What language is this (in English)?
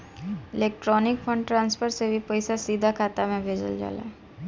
Bhojpuri